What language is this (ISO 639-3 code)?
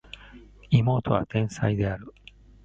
jpn